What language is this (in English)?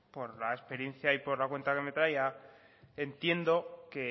Spanish